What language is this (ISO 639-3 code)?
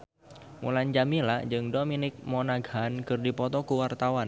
sun